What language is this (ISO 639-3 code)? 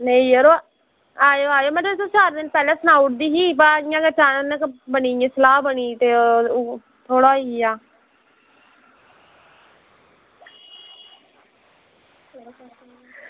doi